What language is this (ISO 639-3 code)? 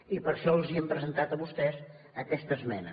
cat